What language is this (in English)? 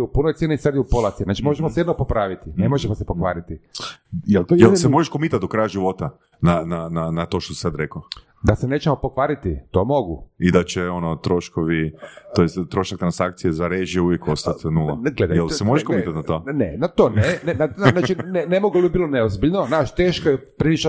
Croatian